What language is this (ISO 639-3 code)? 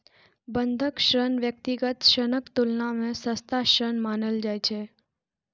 mai